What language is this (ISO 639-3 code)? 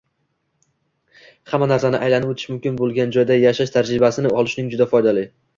uzb